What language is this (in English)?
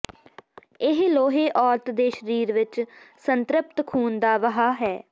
Punjabi